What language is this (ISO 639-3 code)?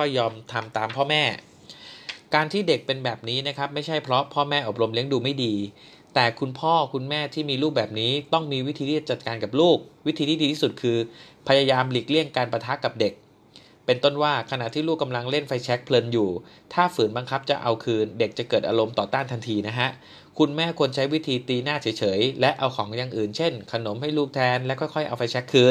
tha